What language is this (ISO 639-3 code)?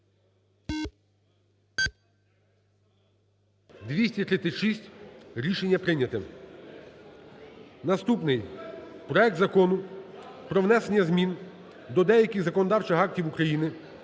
ukr